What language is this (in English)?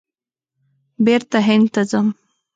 Pashto